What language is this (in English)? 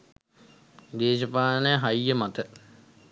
Sinhala